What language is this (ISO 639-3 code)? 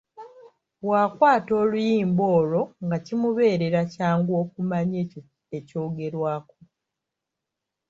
lug